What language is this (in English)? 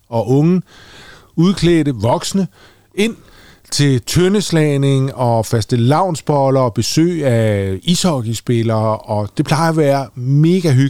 Danish